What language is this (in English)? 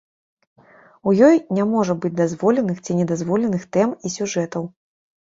Belarusian